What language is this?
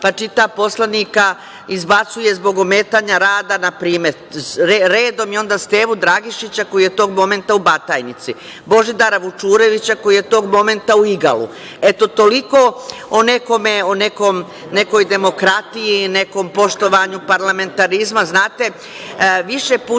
Serbian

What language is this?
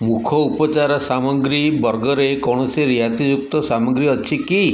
Odia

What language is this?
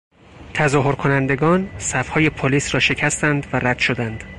Persian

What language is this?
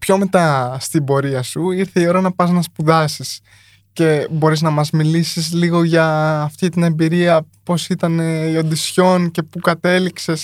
Greek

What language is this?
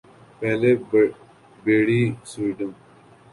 Urdu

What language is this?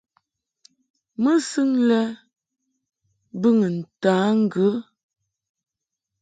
Mungaka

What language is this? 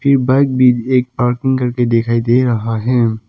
Hindi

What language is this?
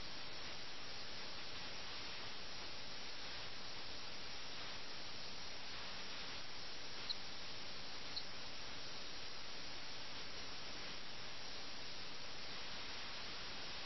Malayalam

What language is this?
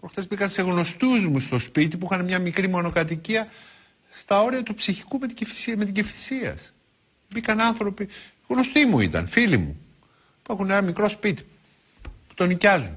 Greek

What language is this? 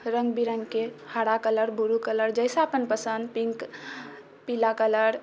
Maithili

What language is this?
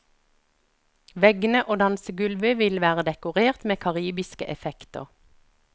Norwegian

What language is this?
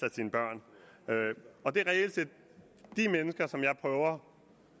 Danish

